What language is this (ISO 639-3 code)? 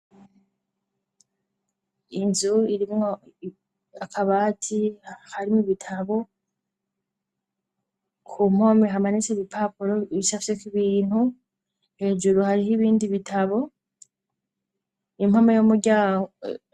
run